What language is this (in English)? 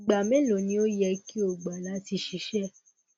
Yoruba